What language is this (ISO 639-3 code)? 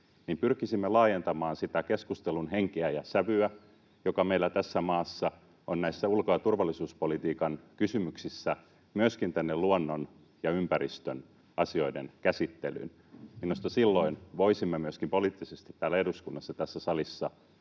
fin